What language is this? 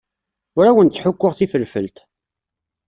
Kabyle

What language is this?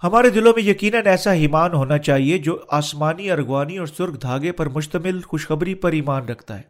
Urdu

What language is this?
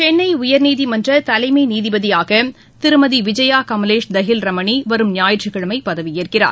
Tamil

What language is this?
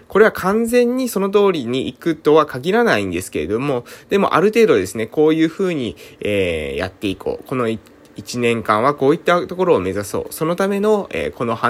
Japanese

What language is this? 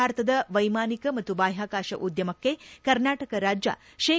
Kannada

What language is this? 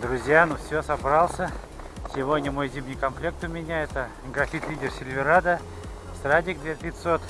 Russian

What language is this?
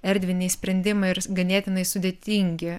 Lithuanian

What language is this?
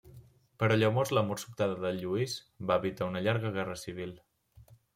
Catalan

